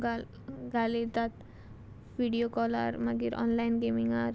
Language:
Konkani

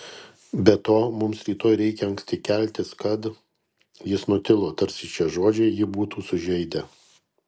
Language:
Lithuanian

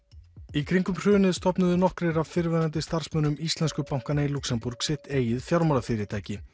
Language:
Icelandic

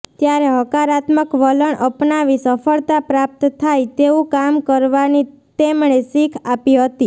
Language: Gujarati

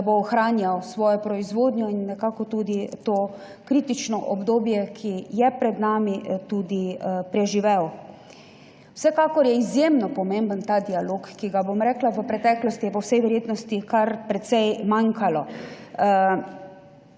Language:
Slovenian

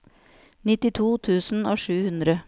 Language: Norwegian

